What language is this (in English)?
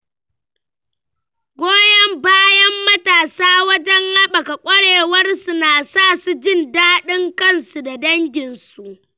Hausa